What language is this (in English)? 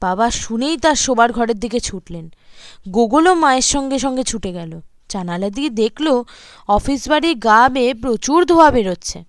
Bangla